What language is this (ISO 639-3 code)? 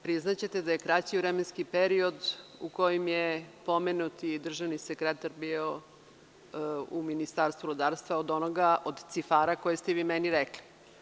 srp